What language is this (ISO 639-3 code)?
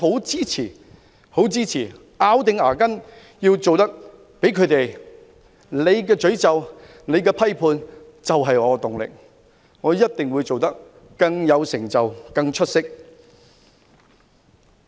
yue